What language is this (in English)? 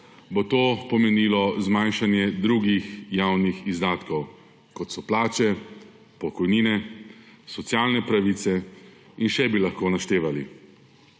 Slovenian